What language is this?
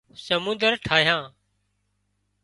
Wadiyara Koli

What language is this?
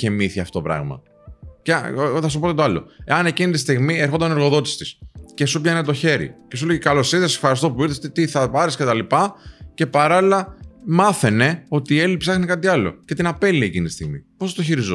Greek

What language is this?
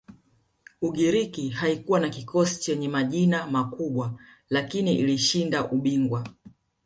Swahili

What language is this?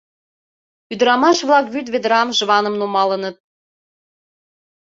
Mari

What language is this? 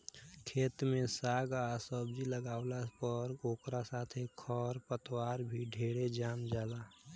Bhojpuri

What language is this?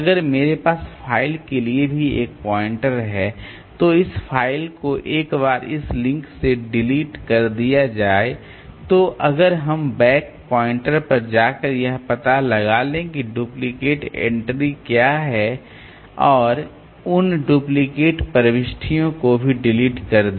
Hindi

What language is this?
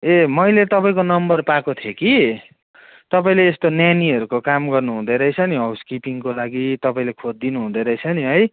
Nepali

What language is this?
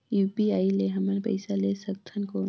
Chhattisgarhi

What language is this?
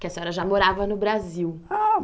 Portuguese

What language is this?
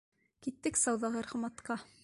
Bashkir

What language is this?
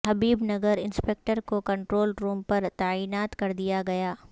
Urdu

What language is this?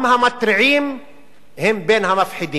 Hebrew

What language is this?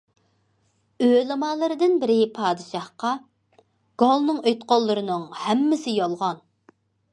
Uyghur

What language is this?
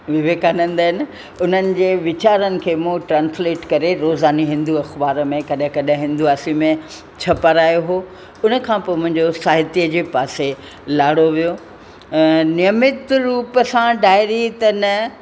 Sindhi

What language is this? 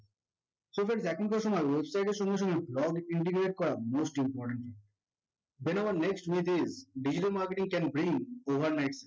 Bangla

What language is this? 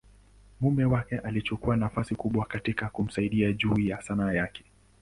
Swahili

